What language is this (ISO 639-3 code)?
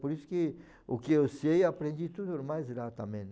por